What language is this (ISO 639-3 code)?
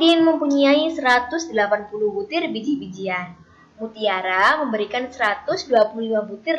ind